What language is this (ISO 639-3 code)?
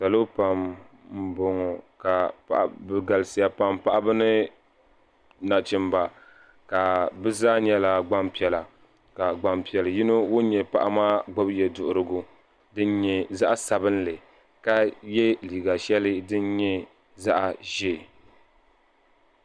dag